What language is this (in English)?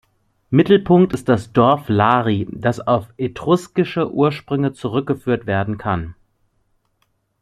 German